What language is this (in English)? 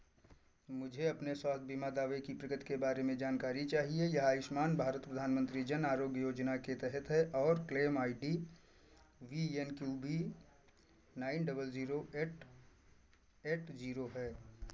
Hindi